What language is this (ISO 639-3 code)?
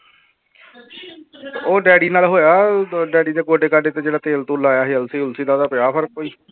pan